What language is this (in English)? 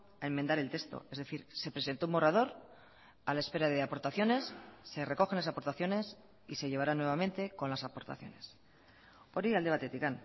Spanish